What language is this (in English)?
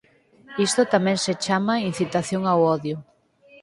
Galician